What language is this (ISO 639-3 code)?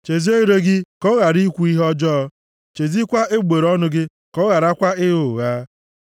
ibo